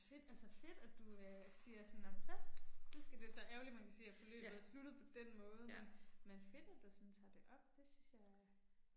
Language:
Danish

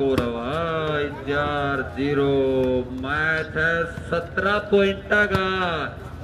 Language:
Hindi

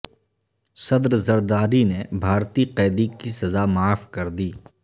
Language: Urdu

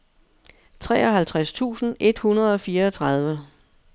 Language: Danish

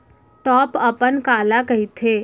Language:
Chhattisgarhi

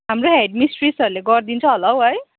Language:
Nepali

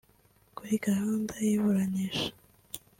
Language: Kinyarwanda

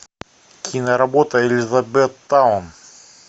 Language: Russian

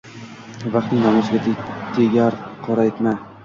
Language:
Uzbek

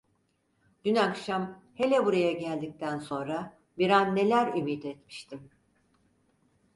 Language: Turkish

